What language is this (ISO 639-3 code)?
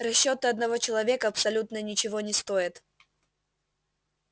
rus